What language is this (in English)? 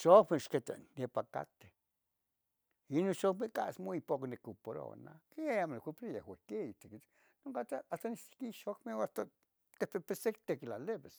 Tetelcingo Nahuatl